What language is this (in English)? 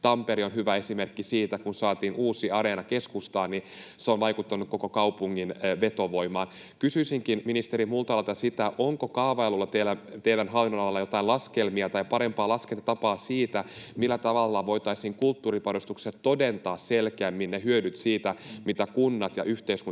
Finnish